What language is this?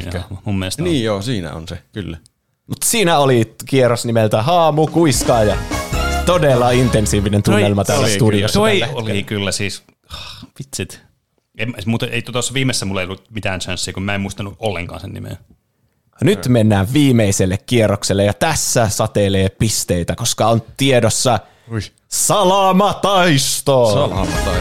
Finnish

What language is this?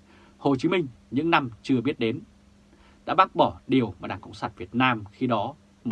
Vietnamese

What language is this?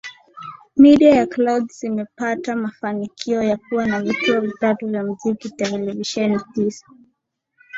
Swahili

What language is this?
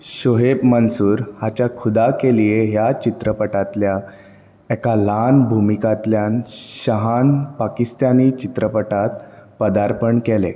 Konkani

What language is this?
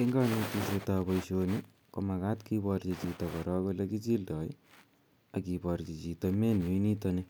Kalenjin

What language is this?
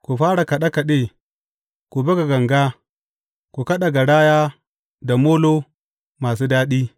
Hausa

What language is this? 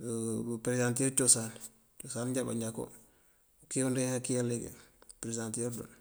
Mandjak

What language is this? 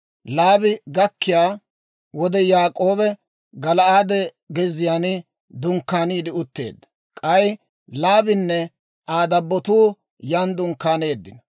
Dawro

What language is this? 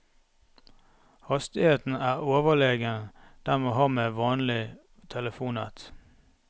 Norwegian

